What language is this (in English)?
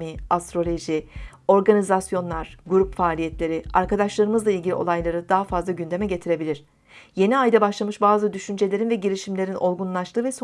Turkish